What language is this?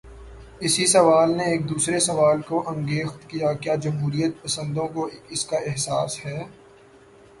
Urdu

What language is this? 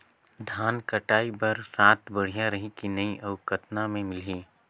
Chhattisgarhi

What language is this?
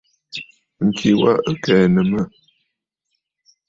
Bafut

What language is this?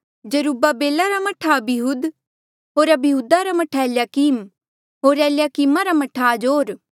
Mandeali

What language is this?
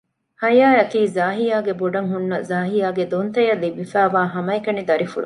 Divehi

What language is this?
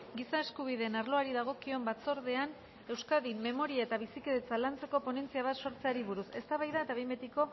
Basque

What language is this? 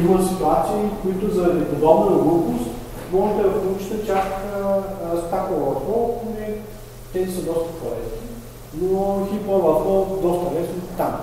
Bulgarian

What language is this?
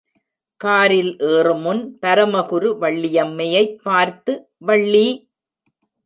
Tamil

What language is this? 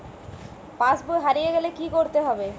Bangla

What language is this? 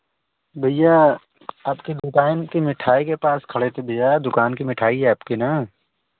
Hindi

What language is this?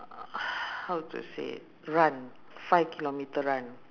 English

